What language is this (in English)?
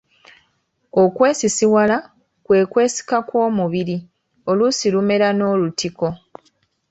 Ganda